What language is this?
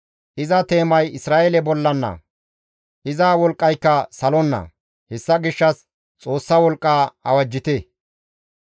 Gamo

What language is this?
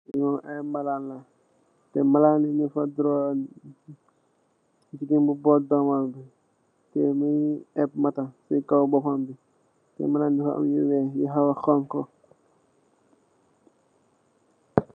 Wolof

